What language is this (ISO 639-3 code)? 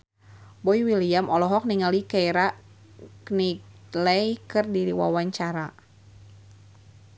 sun